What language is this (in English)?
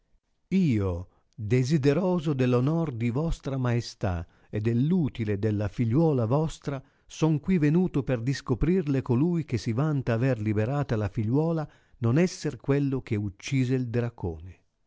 Italian